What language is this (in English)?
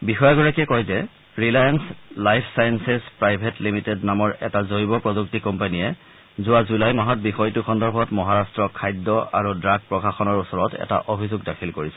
Assamese